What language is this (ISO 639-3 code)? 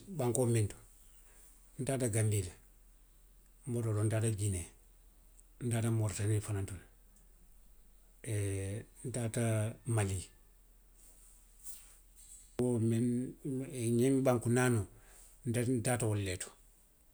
mlq